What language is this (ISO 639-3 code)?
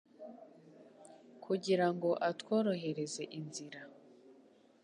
kin